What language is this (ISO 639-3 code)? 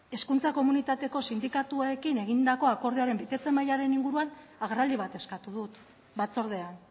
eus